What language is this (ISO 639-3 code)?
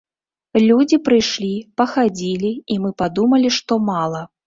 bel